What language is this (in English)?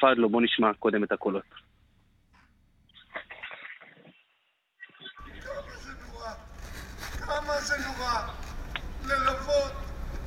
Hebrew